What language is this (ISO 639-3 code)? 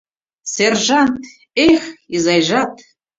chm